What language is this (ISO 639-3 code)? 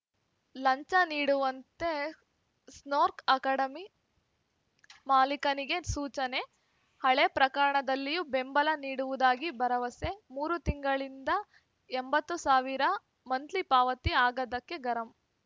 kan